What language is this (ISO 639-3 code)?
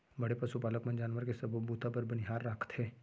hne